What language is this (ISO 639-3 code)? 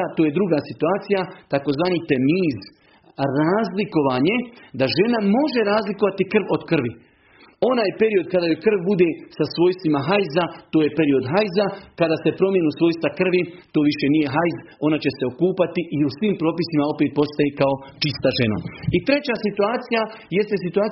hrv